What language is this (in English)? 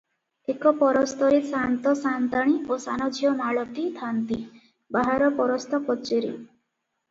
Odia